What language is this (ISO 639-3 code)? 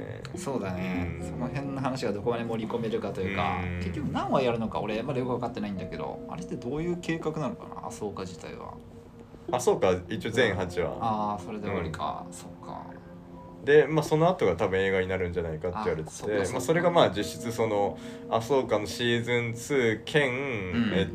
jpn